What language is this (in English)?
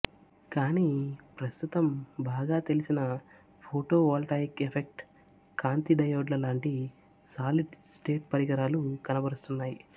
Telugu